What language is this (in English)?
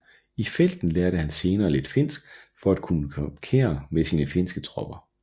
Danish